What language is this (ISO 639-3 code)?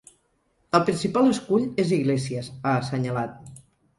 cat